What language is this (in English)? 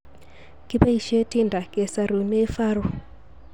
Kalenjin